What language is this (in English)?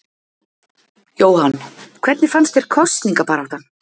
Icelandic